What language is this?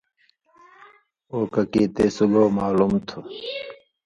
Indus Kohistani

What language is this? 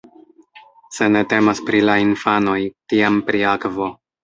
Esperanto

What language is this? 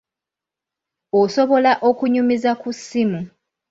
Ganda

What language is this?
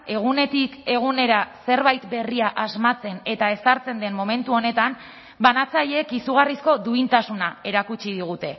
Basque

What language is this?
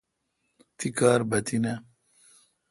Kalkoti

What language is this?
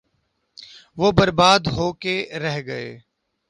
Urdu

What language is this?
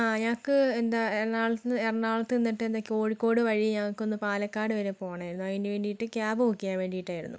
Malayalam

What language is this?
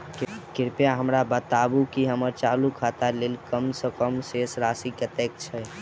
Maithili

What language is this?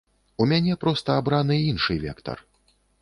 Belarusian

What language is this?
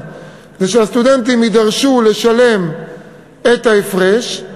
Hebrew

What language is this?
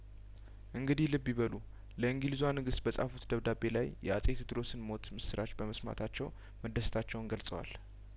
Amharic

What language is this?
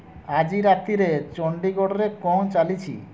Odia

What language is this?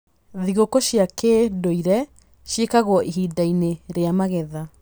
Kikuyu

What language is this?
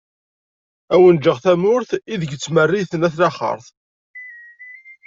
Kabyle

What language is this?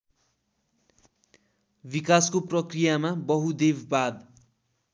Nepali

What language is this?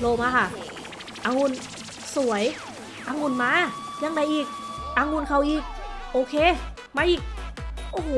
Thai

